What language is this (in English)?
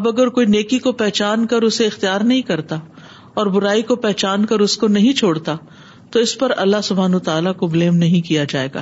Urdu